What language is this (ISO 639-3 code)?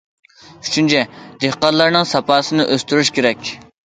uig